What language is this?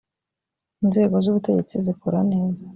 Kinyarwanda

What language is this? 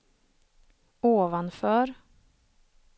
Swedish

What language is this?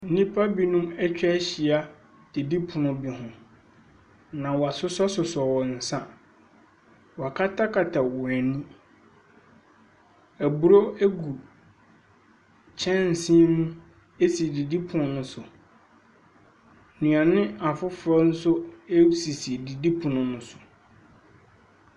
Akan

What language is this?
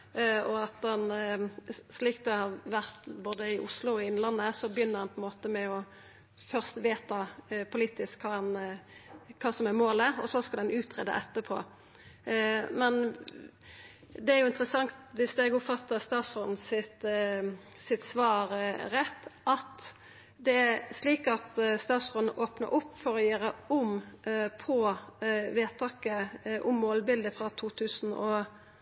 Norwegian Nynorsk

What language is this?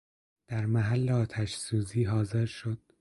Persian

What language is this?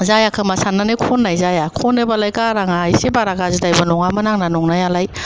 Bodo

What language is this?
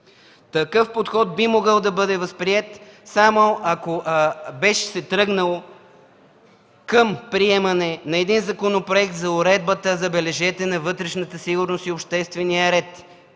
Bulgarian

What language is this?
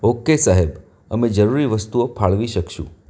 Gujarati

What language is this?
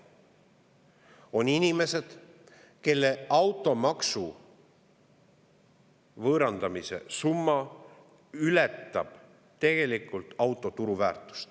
Estonian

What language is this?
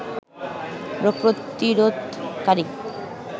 Bangla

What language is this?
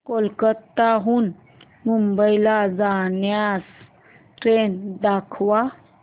Marathi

